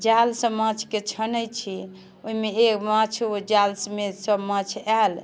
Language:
Maithili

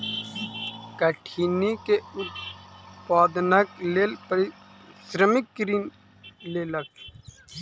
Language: Maithili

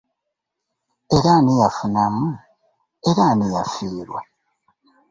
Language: Ganda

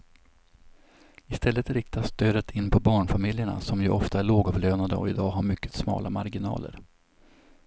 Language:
Swedish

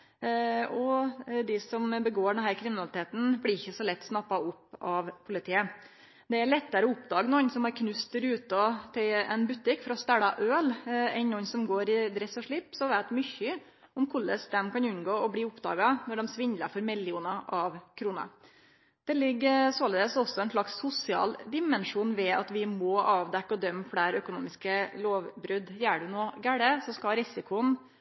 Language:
Norwegian Nynorsk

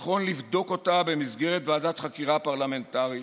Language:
Hebrew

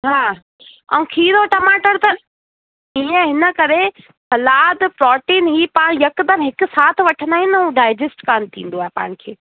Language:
Sindhi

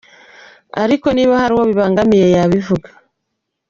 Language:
Kinyarwanda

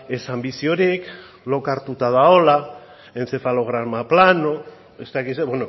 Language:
Basque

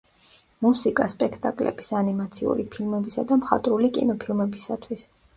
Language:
Georgian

